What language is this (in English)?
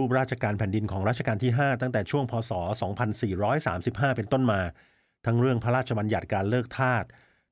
Thai